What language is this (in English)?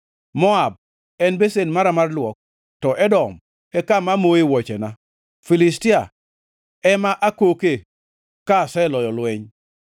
Luo (Kenya and Tanzania)